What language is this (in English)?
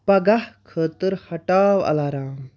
Kashmiri